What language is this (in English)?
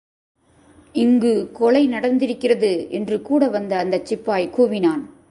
Tamil